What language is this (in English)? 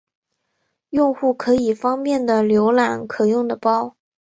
Chinese